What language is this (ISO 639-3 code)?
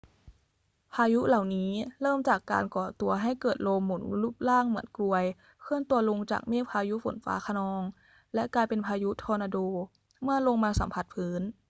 tha